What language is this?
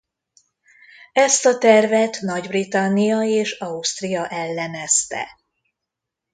Hungarian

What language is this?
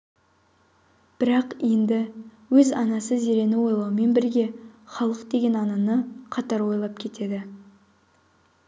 Kazakh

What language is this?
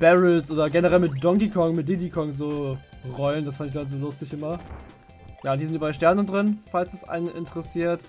German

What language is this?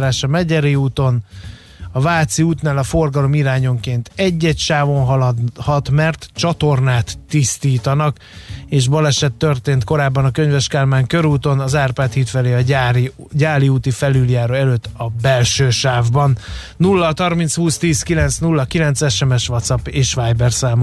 Hungarian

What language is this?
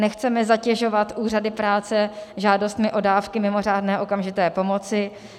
Czech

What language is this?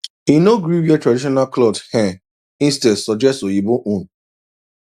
Nigerian Pidgin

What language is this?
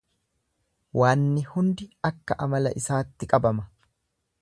Oromo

